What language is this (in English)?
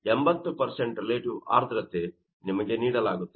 Kannada